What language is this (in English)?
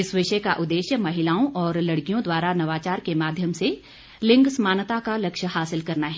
Hindi